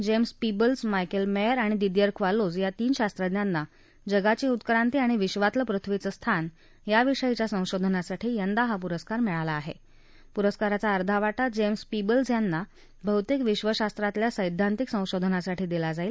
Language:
Marathi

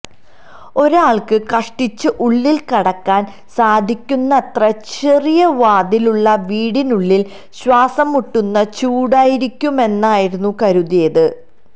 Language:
Malayalam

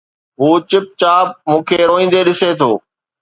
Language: Sindhi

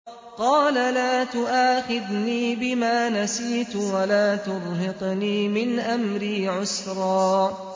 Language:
Arabic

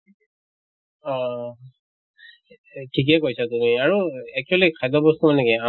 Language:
Assamese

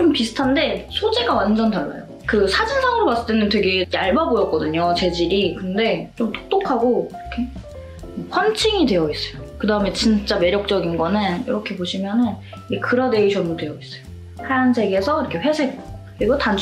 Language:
Korean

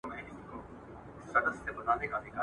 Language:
Pashto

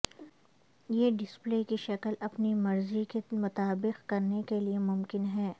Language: Urdu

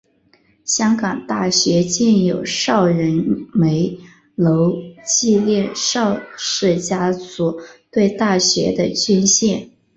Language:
Chinese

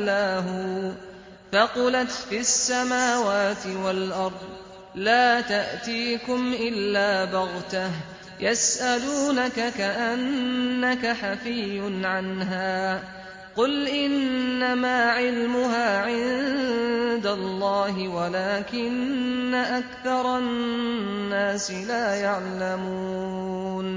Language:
Arabic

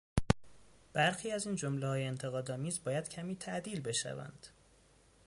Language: Persian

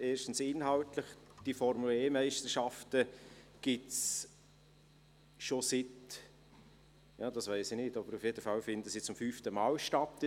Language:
Swiss German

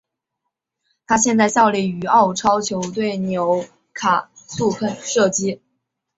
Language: Chinese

